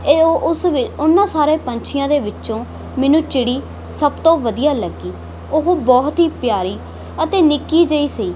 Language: Punjabi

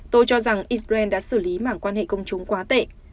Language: Vietnamese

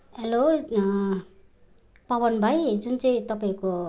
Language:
Nepali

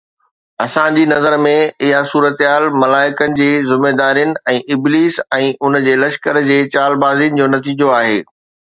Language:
Sindhi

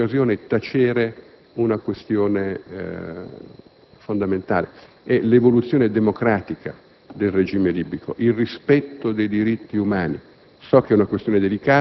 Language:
Italian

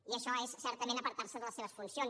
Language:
Catalan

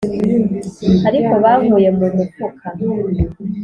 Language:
Kinyarwanda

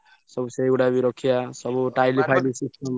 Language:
Odia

